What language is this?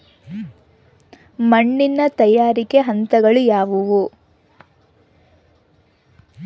Kannada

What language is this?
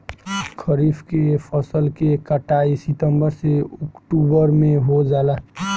Bhojpuri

